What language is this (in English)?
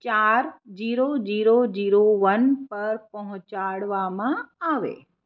Gujarati